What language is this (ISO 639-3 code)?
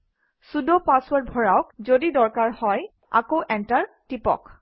asm